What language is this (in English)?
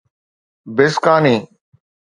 Sindhi